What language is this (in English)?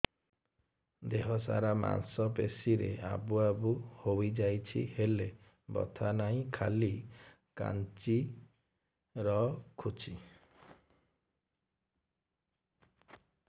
Odia